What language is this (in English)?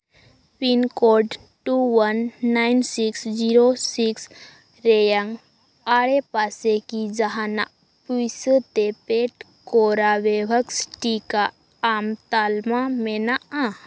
Santali